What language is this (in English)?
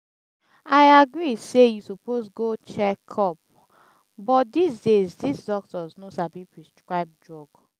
Nigerian Pidgin